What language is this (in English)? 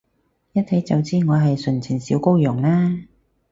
Cantonese